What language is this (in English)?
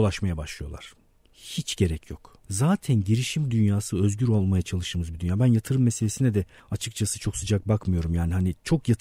Turkish